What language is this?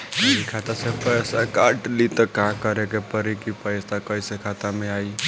Bhojpuri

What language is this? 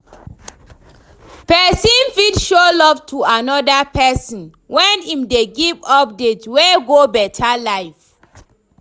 Nigerian Pidgin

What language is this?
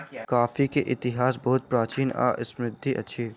Maithili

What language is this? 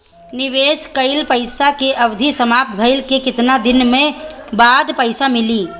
Bhojpuri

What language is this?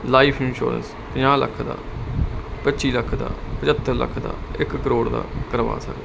Punjabi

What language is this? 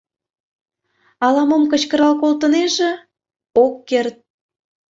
Mari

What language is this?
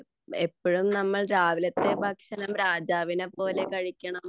Malayalam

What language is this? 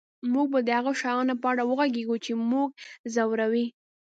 Pashto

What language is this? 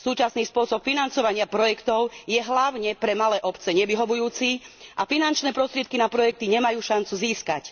Slovak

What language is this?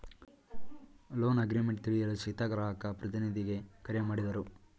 Kannada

